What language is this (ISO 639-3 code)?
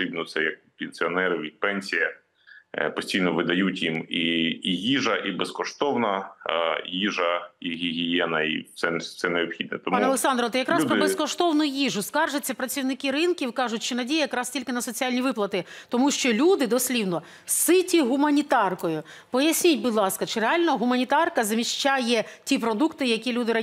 ukr